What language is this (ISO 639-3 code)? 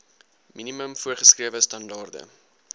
afr